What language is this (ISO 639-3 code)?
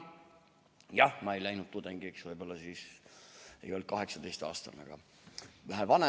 est